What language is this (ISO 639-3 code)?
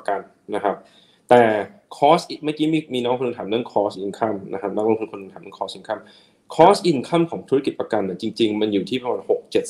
tha